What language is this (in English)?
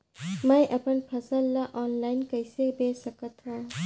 Chhattisgarhi